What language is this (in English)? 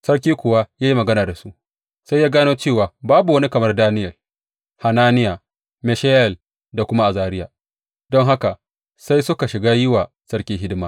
Hausa